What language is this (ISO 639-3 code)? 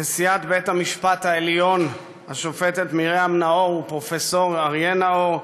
heb